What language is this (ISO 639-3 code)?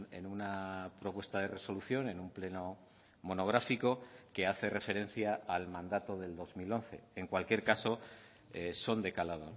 spa